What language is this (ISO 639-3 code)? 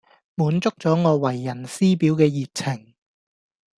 yue